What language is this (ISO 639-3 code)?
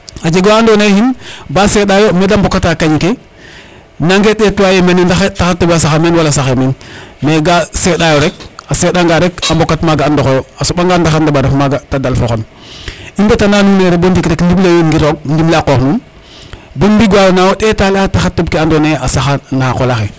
srr